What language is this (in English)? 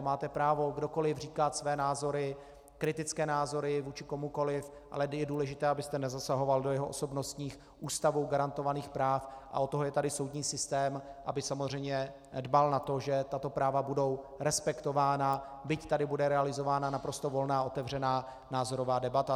Czech